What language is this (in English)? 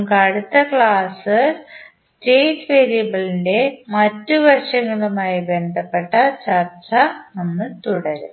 Malayalam